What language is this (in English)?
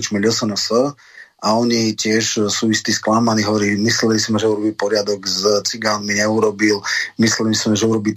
Slovak